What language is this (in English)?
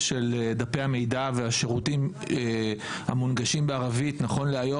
Hebrew